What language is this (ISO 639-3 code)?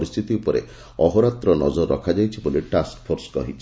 ori